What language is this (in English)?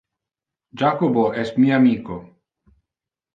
Interlingua